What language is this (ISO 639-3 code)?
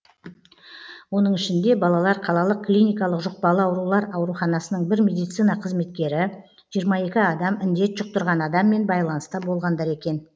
kaz